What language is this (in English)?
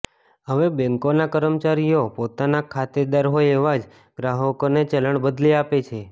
Gujarati